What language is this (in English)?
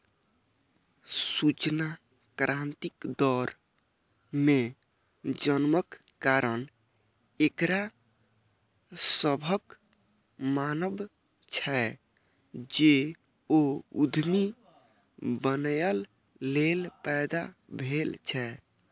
Maithili